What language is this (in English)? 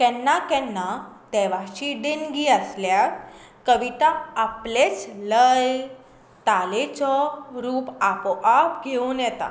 Konkani